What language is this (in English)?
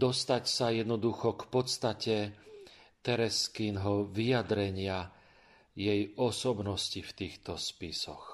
Slovak